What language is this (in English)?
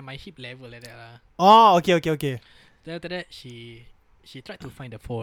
Malay